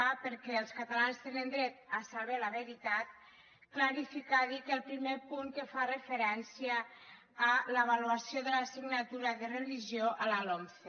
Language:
Catalan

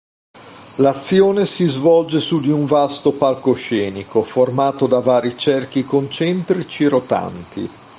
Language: Italian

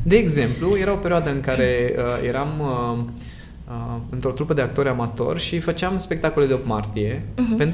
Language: Romanian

